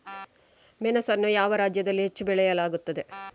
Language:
Kannada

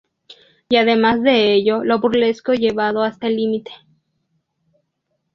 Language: Spanish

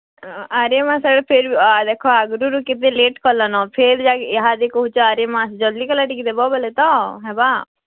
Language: Odia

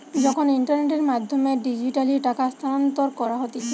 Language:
Bangla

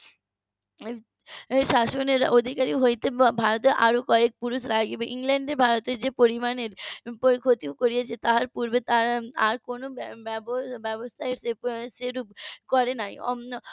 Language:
Bangla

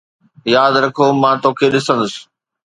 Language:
Sindhi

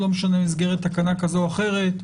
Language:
Hebrew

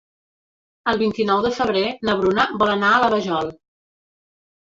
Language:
Catalan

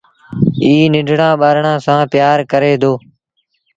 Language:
Sindhi Bhil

